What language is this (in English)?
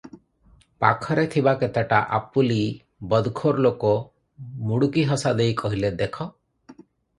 Odia